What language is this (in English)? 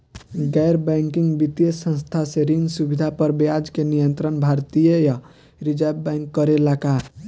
Bhojpuri